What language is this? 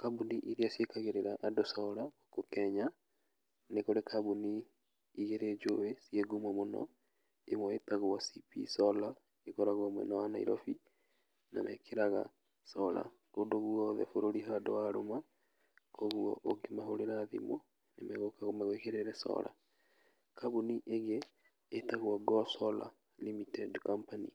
Kikuyu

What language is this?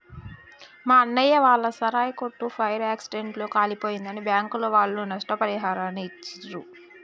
Telugu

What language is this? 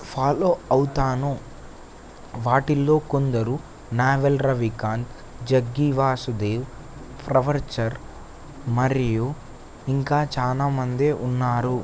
Telugu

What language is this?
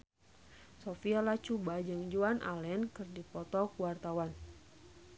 Sundanese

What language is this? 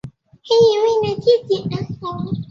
Chinese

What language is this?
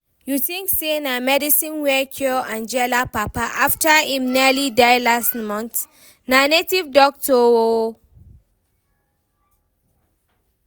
Nigerian Pidgin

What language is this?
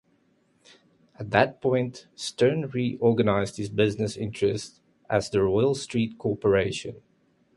English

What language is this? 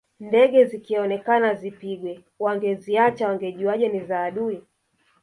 Swahili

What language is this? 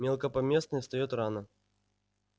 Russian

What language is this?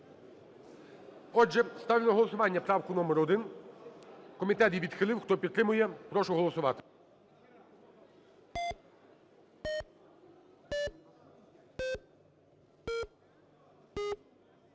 Ukrainian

